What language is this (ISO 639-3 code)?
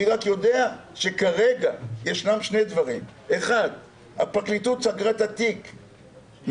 heb